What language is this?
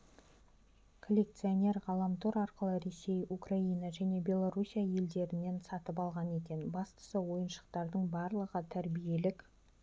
Kazakh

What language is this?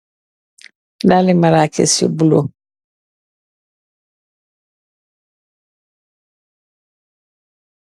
Wolof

